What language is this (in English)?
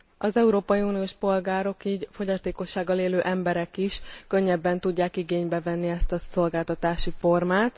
Hungarian